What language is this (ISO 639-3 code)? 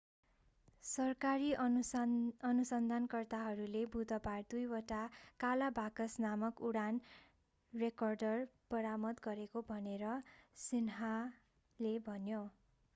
nep